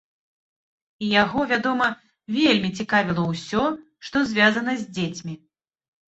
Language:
Belarusian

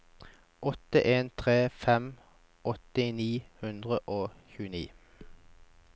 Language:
Norwegian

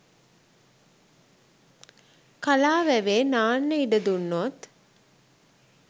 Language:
Sinhala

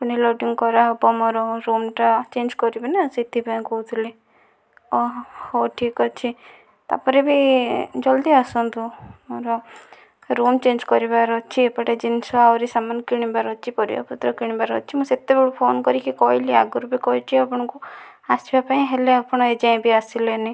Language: Odia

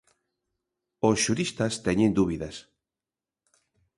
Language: Galician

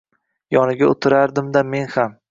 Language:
Uzbek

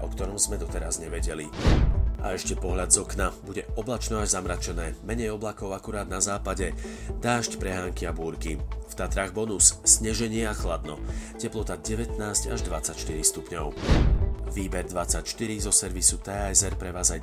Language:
Slovak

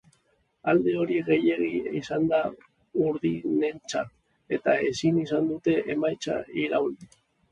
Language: Basque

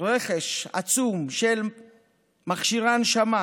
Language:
Hebrew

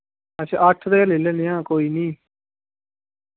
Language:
Dogri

